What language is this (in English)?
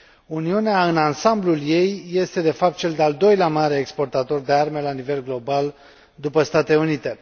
Romanian